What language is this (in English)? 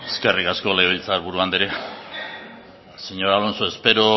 Basque